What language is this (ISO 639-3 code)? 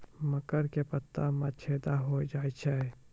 mai